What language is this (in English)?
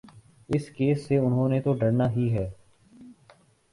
Urdu